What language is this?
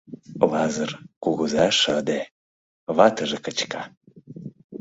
Mari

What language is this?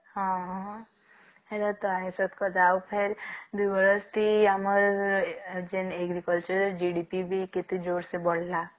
Odia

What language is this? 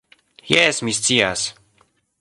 Esperanto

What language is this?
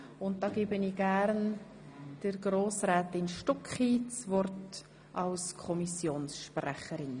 Swiss German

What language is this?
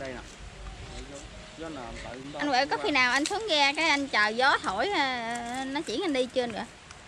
Vietnamese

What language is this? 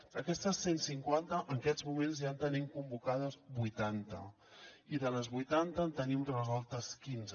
Catalan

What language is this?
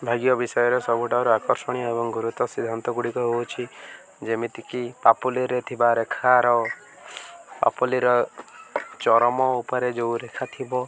Odia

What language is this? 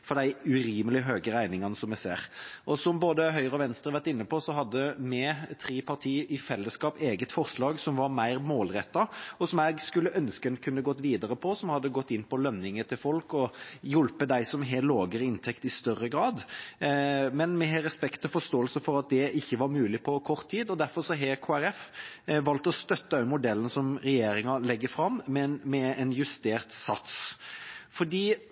Norwegian Bokmål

